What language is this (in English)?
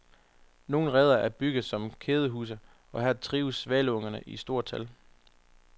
Danish